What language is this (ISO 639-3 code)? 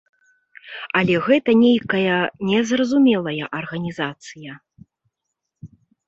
bel